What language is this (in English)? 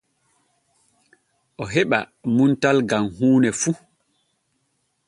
Borgu Fulfulde